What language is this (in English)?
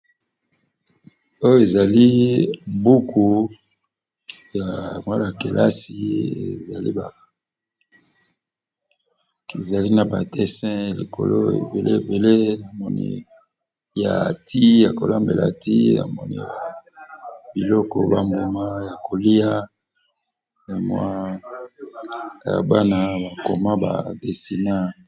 Lingala